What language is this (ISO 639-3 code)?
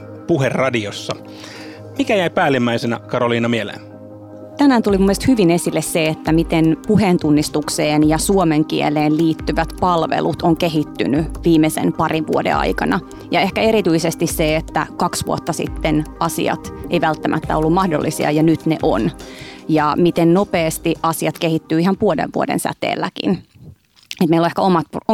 fin